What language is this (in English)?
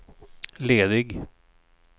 Swedish